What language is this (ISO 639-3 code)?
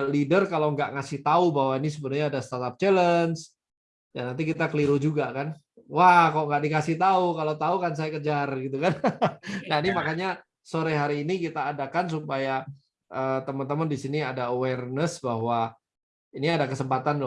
ind